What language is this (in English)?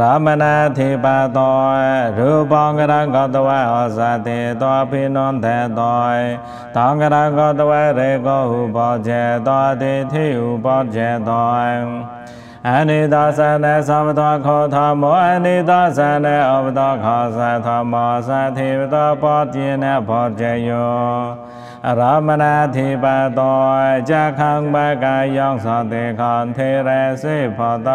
Thai